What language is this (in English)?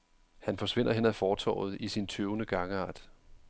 Danish